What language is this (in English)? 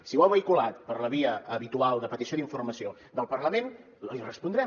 Catalan